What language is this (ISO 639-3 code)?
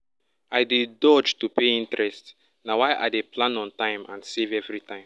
pcm